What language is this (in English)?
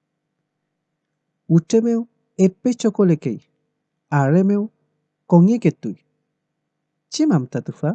Japanese